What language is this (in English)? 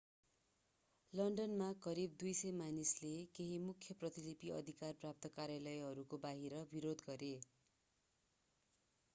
Nepali